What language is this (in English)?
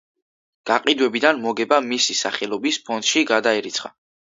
Georgian